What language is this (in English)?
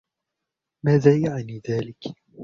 Arabic